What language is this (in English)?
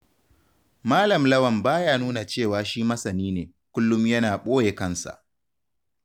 Hausa